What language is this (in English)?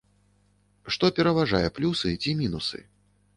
Belarusian